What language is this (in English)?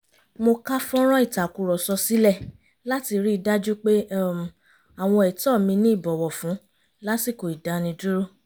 Yoruba